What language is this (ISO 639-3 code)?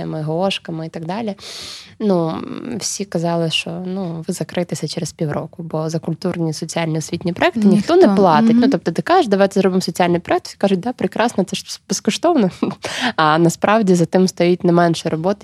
ukr